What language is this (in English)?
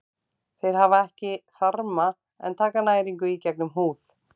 Icelandic